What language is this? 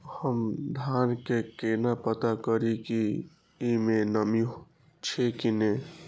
Maithili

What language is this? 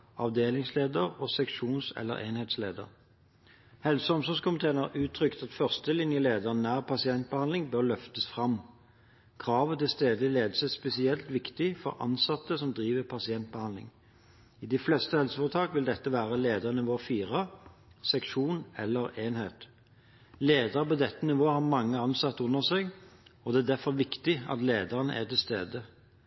Norwegian Bokmål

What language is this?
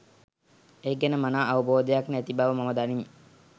Sinhala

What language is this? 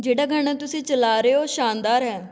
Punjabi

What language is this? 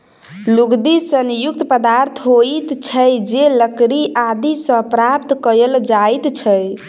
Maithili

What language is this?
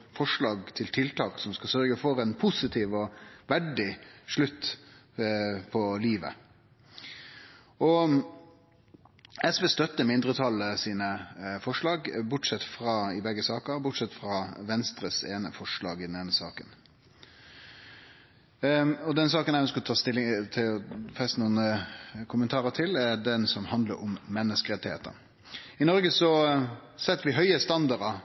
Norwegian Nynorsk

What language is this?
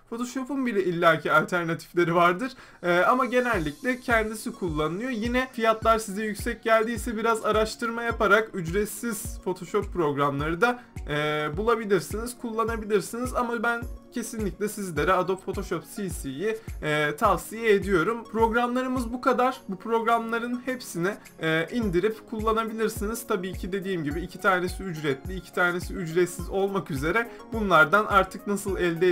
Turkish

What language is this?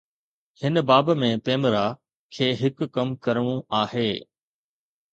Sindhi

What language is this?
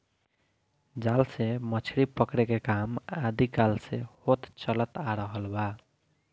Bhojpuri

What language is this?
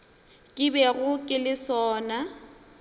Northern Sotho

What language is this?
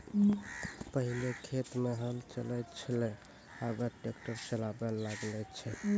Maithili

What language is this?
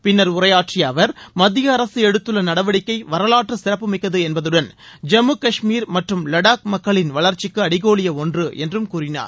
Tamil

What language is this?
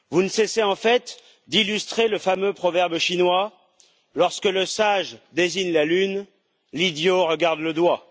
French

